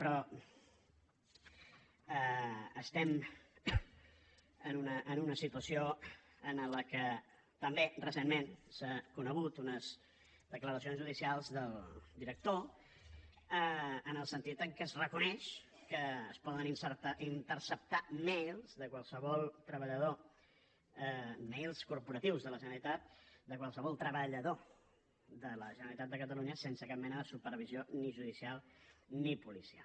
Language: Catalan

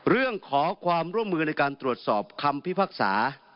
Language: Thai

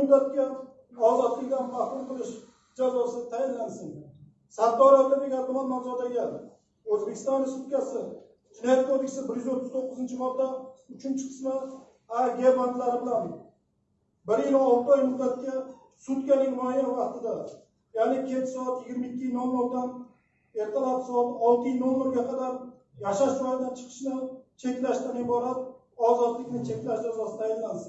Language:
Turkish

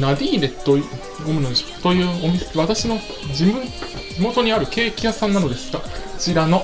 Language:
Japanese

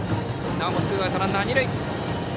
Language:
Japanese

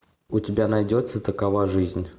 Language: Russian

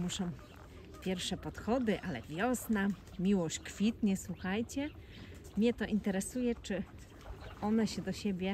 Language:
Polish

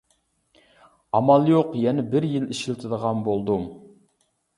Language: Uyghur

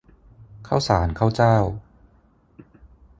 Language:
Thai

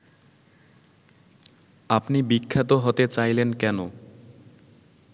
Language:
Bangla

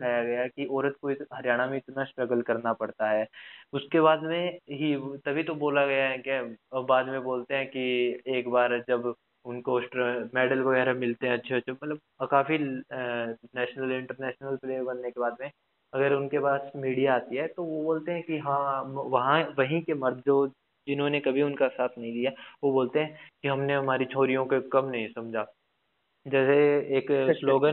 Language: Hindi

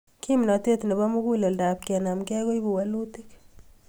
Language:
Kalenjin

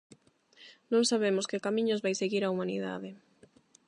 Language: Galician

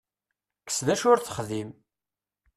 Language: Kabyle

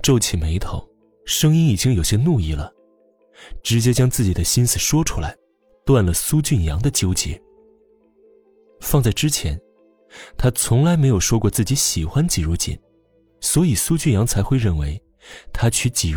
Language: Chinese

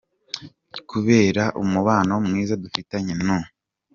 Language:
Kinyarwanda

